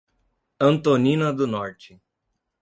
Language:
Portuguese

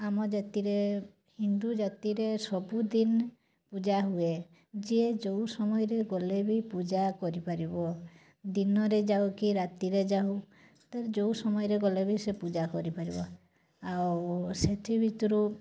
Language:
Odia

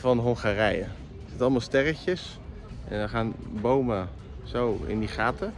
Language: Dutch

